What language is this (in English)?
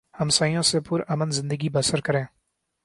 Urdu